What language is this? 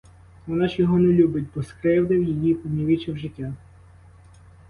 Ukrainian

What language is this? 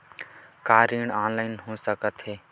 Chhattisgarhi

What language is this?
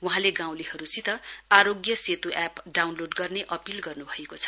Nepali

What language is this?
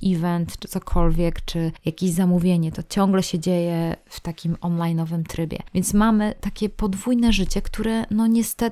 Polish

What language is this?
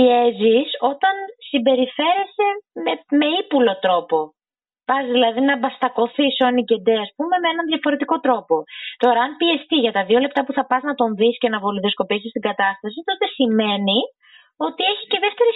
Greek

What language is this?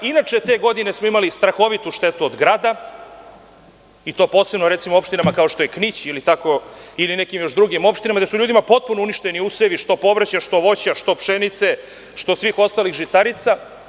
Serbian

